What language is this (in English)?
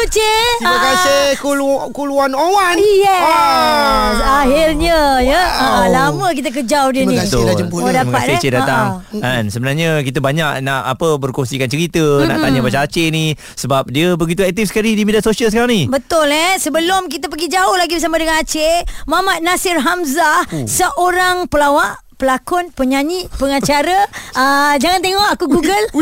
Malay